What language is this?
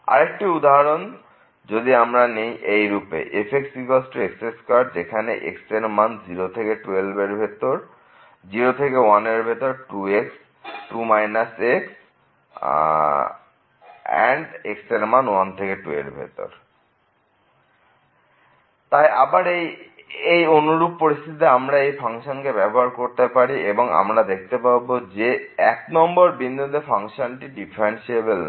Bangla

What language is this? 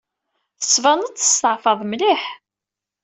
Kabyle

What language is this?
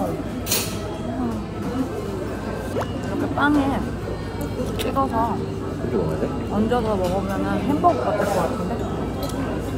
Korean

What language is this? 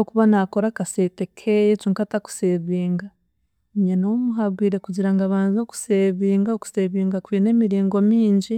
Chiga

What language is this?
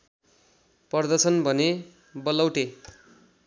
Nepali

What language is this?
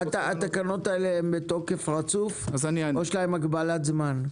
Hebrew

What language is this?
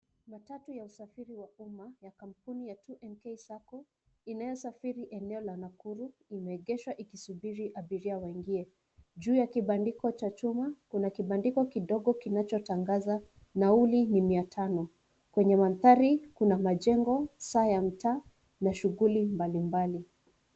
Swahili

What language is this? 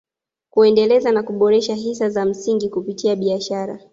Swahili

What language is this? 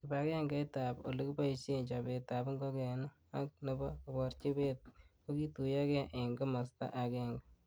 Kalenjin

